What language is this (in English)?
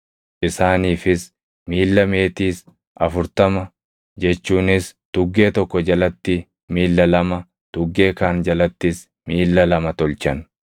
Oromo